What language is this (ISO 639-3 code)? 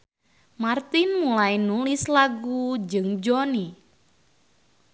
sun